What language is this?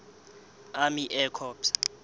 Southern Sotho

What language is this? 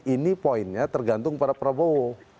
Indonesian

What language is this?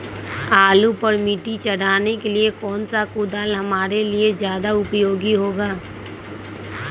Magahi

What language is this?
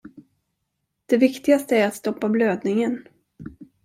Swedish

